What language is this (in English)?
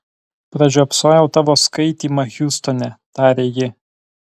Lithuanian